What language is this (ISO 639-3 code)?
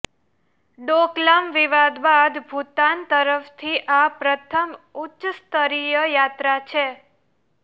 guj